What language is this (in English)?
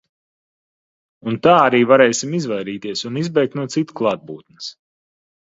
Latvian